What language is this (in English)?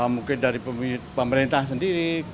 Indonesian